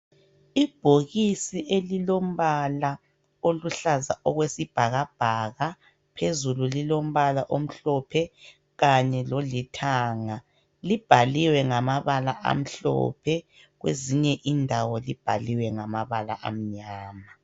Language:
North Ndebele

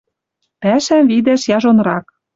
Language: Western Mari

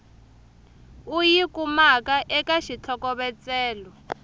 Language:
Tsonga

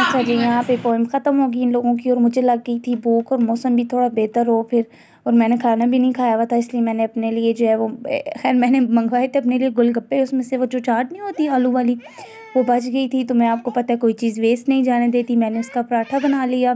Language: Hindi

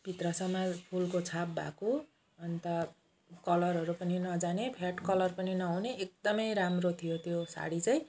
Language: Nepali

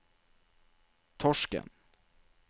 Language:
Norwegian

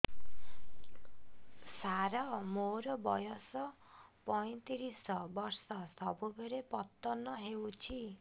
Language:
Odia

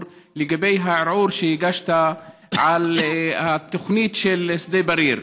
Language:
Hebrew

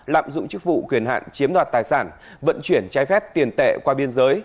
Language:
Vietnamese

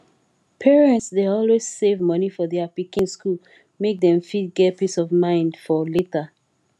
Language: Nigerian Pidgin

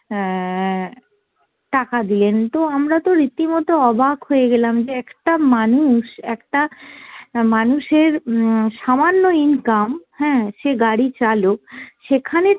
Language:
Bangla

